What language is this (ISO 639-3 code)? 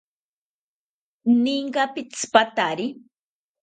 cpy